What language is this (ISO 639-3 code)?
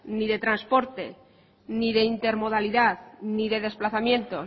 spa